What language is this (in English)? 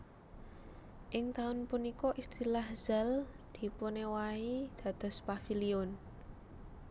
Javanese